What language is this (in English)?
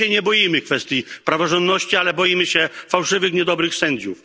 Polish